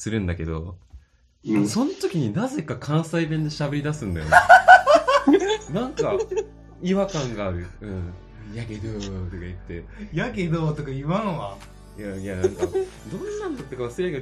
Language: Japanese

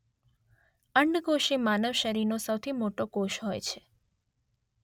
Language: Gujarati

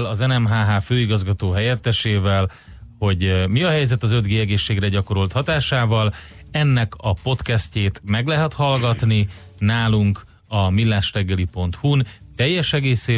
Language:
Hungarian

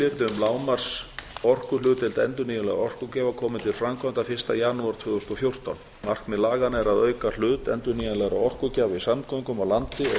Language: Icelandic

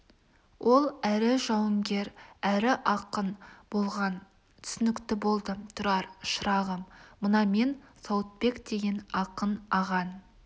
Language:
Kazakh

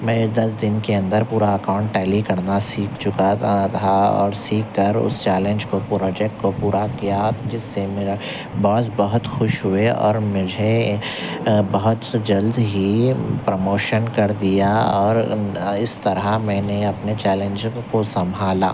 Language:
Urdu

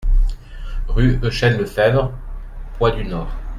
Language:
French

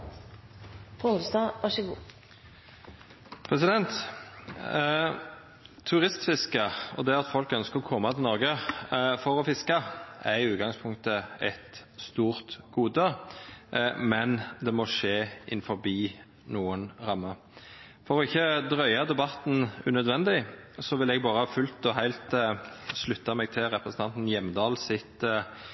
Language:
Norwegian Nynorsk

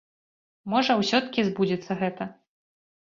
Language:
Belarusian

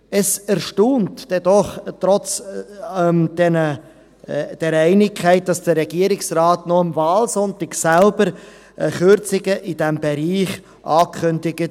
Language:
Swiss German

